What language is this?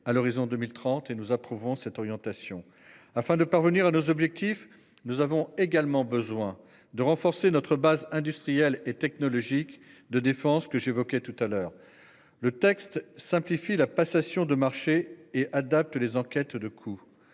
French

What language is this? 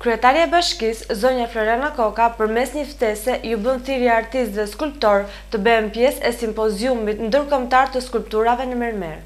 Romanian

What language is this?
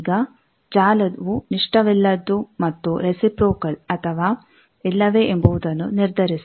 Kannada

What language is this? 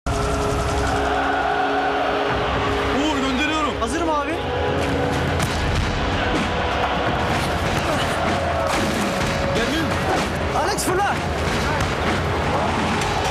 Turkish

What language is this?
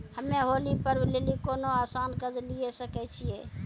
Maithili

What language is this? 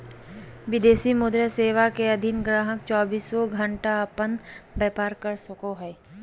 Magahi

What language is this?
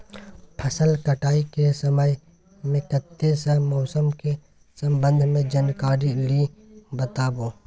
Maithili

